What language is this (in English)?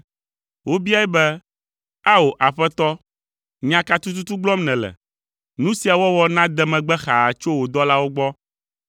Ewe